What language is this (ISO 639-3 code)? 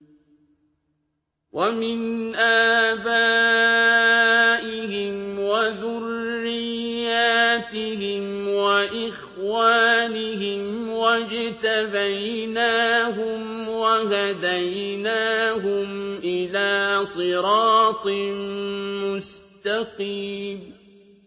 ara